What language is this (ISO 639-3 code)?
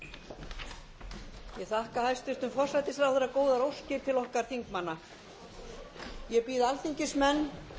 isl